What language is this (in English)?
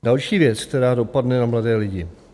Czech